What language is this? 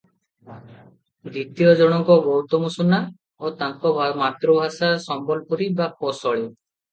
Odia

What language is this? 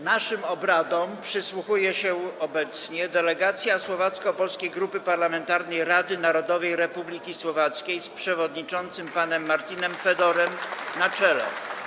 Polish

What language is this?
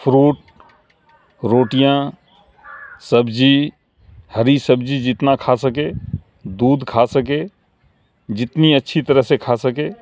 Urdu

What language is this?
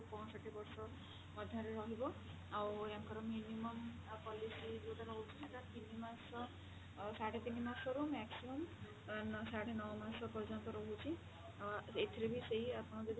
Odia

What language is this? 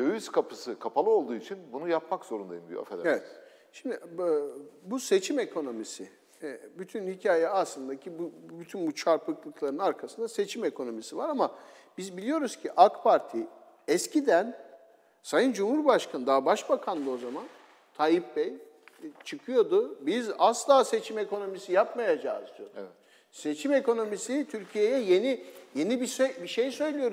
Turkish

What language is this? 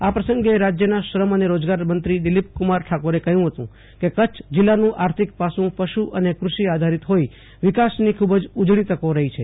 Gujarati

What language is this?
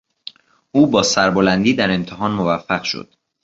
Persian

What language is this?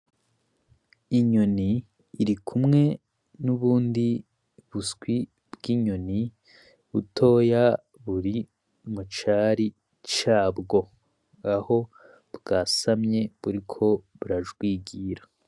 Rundi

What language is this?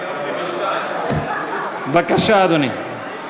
Hebrew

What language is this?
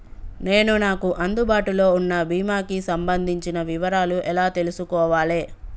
Telugu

